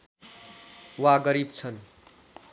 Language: Nepali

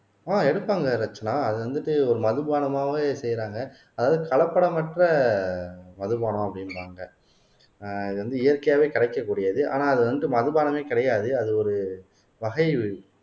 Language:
Tamil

